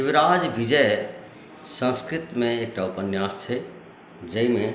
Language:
Maithili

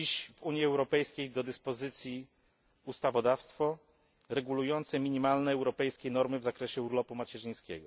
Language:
Polish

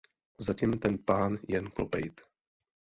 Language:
Czech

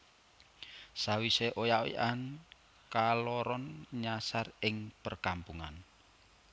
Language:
Javanese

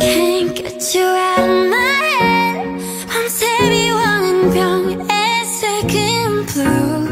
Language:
English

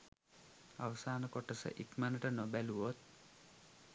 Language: Sinhala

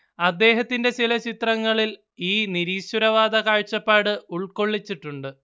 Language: Malayalam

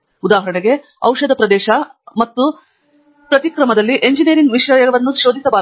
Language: Kannada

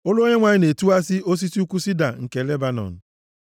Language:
Igbo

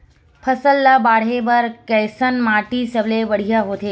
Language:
Chhattisgarhi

